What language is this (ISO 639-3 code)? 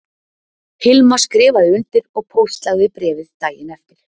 isl